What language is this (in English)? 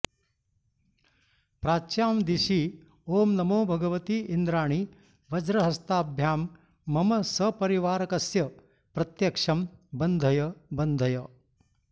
Sanskrit